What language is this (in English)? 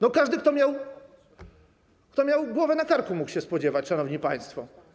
Polish